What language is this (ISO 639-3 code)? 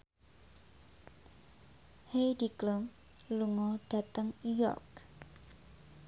jav